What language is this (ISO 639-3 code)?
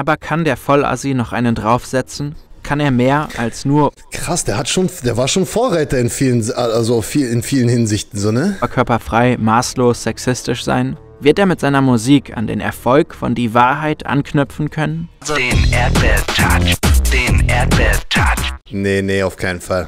deu